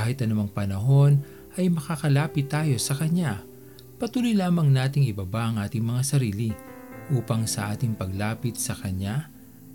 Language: Filipino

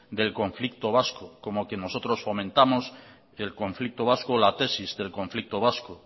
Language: Spanish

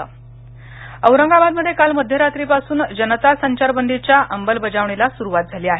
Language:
Marathi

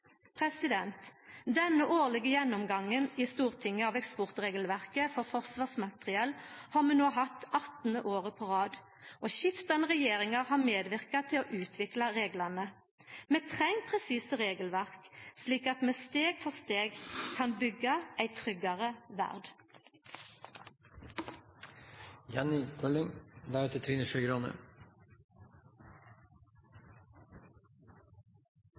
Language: Norwegian Nynorsk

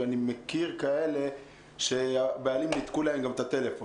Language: Hebrew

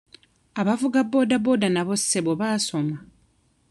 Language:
Ganda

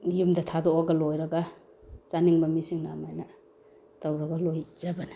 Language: Manipuri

